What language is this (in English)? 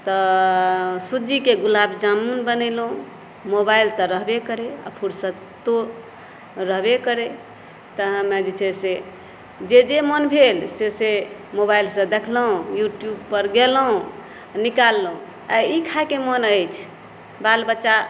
Maithili